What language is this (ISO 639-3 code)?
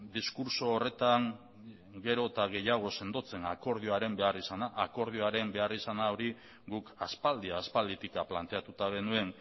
eus